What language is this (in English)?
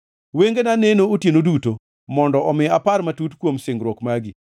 Luo (Kenya and Tanzania)